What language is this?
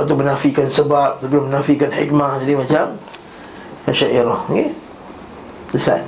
Malay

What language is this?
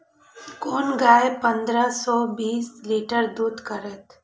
Maithili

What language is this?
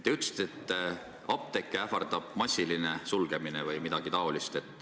Estonian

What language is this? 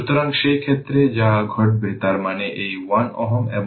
Bangla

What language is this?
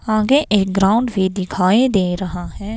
Hindi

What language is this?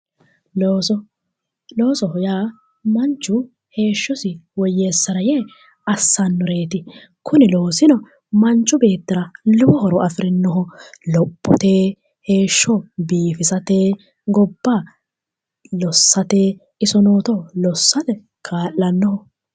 Sidamo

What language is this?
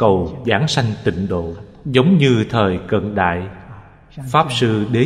Vietnamese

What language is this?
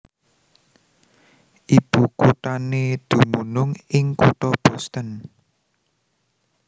Javanese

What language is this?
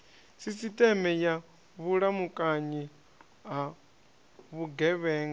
Venda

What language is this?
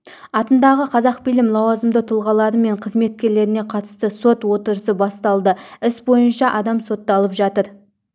Kazakh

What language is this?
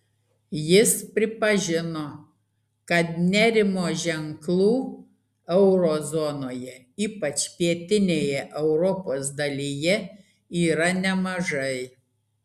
Lithuanian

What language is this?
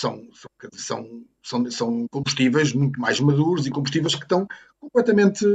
Portuguese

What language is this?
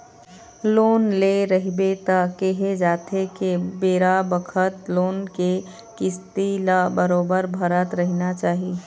Chhattisgarhi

